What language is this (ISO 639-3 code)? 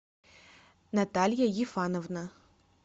rus